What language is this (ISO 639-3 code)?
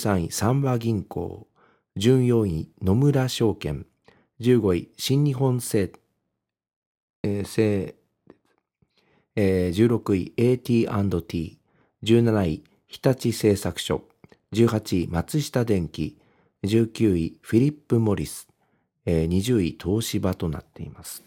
jpn